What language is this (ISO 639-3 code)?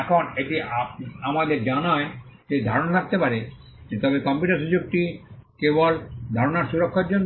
ben